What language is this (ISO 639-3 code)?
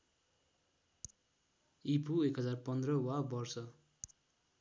nep